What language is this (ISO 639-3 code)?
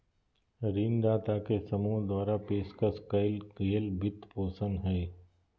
mag